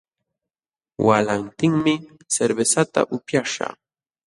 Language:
Jauja Wanca Quechua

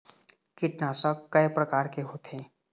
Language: Chhattisgarhi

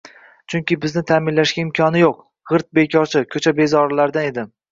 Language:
Uzbek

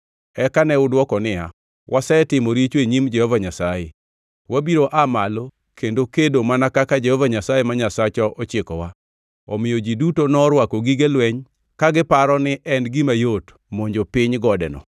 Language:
Luo (Kenya and Tanzania)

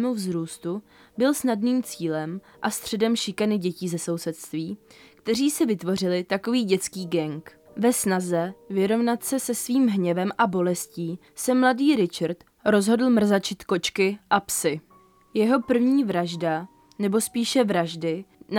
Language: Czech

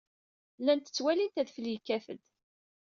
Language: Kabyle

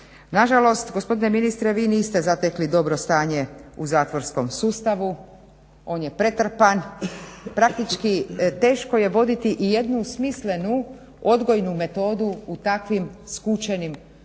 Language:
Croatian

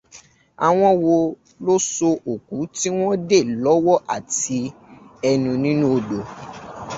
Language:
Yoruba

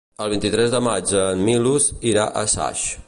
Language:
Catalan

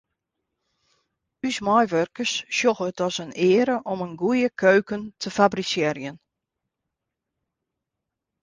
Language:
Western Frisian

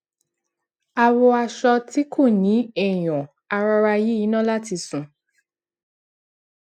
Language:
Yoruba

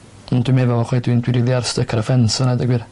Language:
Welsh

